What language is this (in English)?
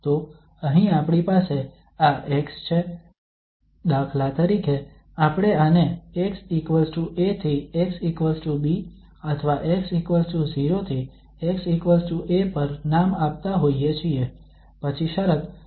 Gujarati